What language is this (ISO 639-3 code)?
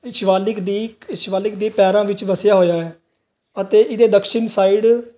pan